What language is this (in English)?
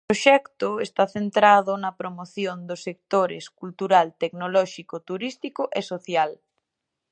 Galician